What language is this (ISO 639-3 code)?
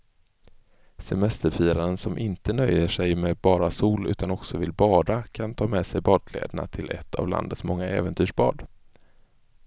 swe